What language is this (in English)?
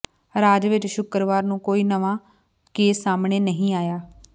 Punjabi